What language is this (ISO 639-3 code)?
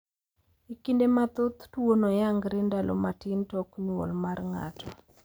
luo